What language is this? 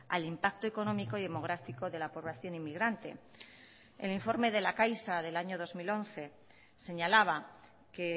Spanish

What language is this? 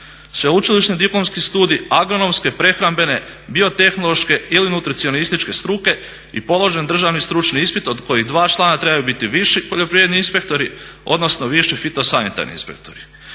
Croatian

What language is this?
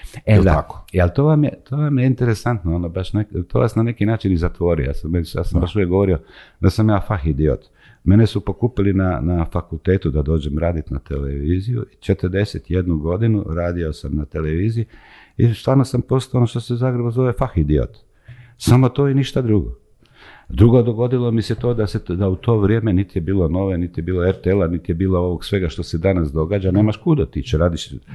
Croatian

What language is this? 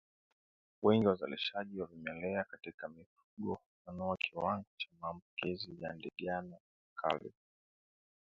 Swahili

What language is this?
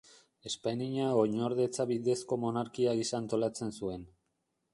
Basque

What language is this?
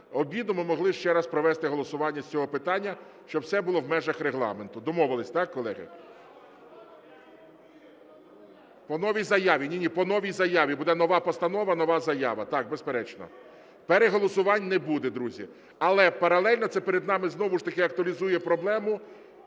Ukrainian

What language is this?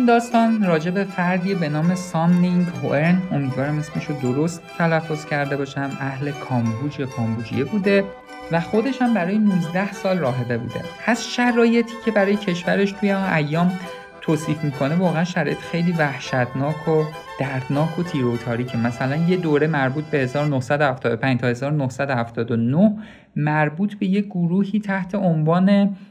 Persian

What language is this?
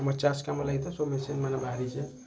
Odia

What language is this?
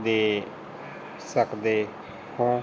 Punjabi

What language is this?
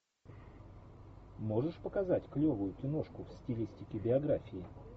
Russian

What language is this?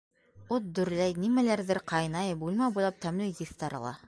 Bashkir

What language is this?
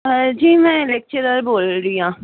Punjabi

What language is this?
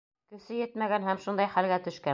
Bashkir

